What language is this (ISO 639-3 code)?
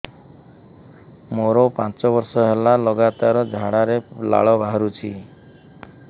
ori